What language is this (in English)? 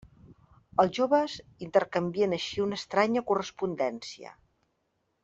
Catalan